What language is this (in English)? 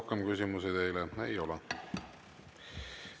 Estonian